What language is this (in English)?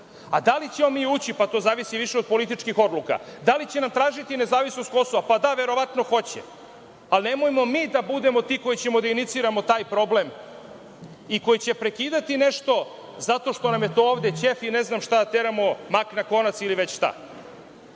Serbian